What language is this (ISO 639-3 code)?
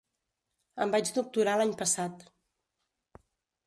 cat